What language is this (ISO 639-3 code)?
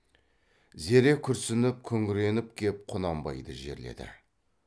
kaz